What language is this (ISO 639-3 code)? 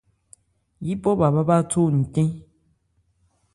ebr